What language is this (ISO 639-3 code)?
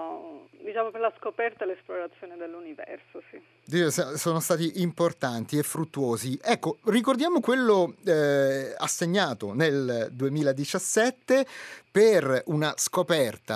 ita